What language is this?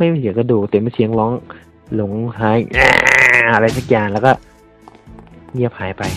Thai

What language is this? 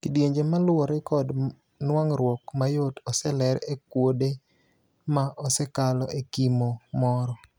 Luo (Kenya and Tanzania)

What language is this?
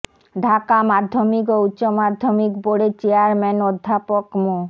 Bangla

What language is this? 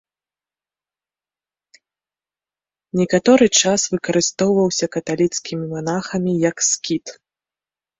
Belarusian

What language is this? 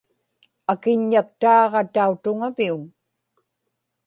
Inupiaq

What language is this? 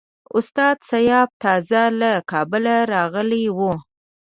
Pashto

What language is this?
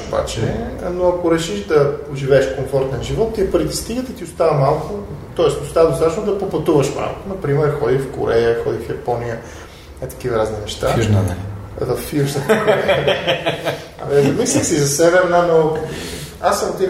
Bulgarian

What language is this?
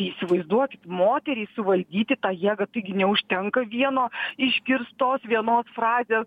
Lithuanian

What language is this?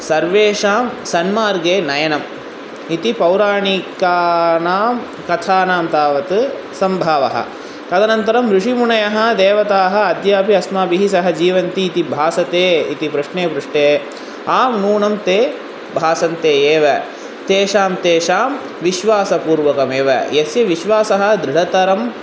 Sanskrit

